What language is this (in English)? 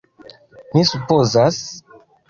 Esperanto